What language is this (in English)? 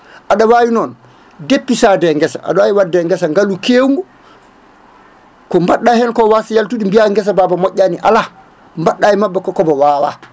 Fula